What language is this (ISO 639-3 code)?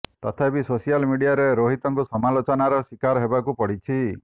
ori